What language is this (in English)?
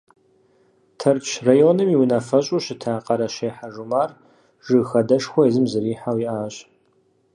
Kabardian